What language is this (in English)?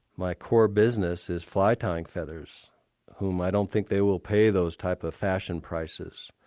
English